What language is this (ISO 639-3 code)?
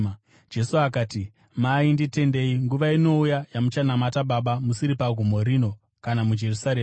sna